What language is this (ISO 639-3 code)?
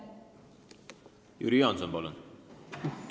est